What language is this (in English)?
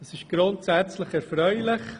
Swiss German